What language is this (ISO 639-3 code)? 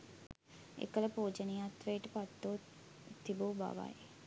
sin